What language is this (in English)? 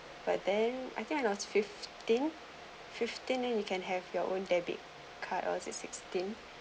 English